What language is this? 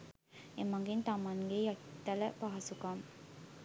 Sinhala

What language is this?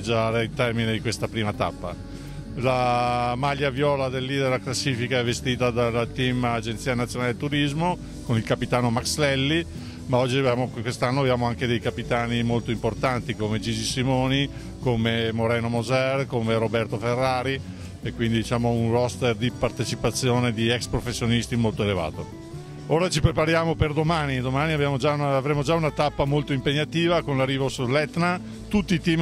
Italian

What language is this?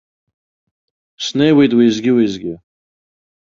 Abkhazian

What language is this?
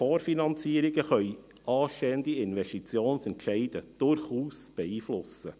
Swiss German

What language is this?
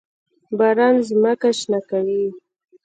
Pashto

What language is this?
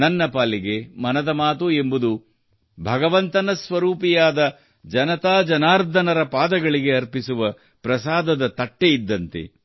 Kannada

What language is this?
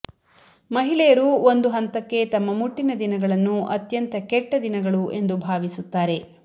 Kannada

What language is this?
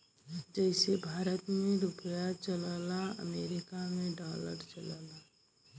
Bhojpuri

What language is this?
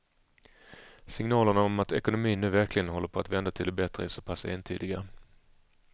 Swedish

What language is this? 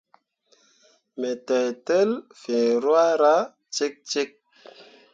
Mundang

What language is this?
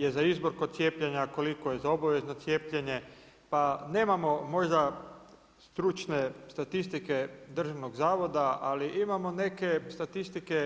Croatian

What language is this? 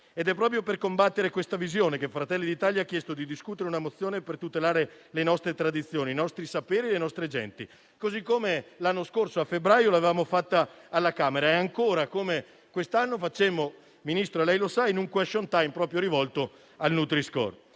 Italian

